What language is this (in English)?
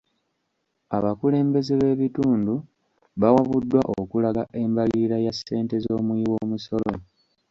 Ganda